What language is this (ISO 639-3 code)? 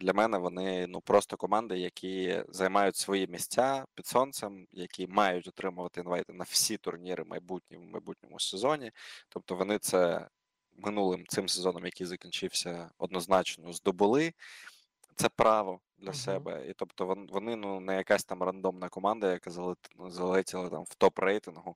ukr